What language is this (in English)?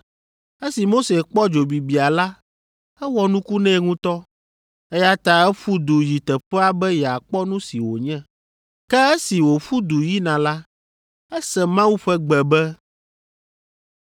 Ewe